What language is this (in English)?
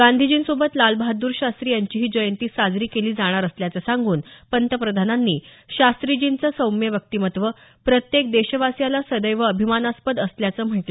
Marathi